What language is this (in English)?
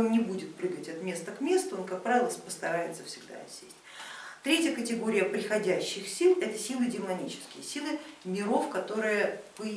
Russian